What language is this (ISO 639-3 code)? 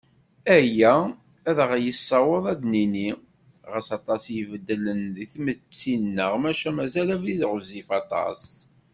kab